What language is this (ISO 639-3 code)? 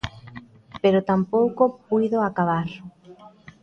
glg